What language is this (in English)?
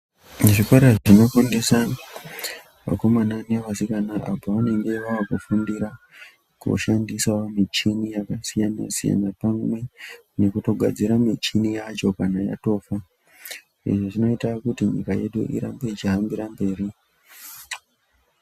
Ndau